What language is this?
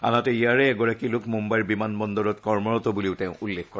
Assamese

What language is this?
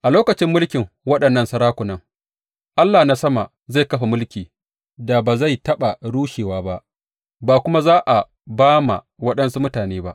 Hausa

